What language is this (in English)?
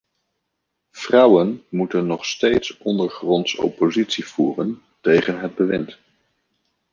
Dutch